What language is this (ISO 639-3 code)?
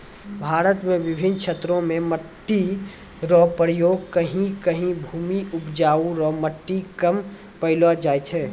mai